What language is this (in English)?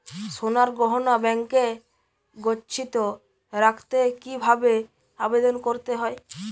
Bangla